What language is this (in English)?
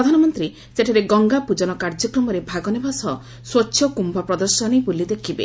Odia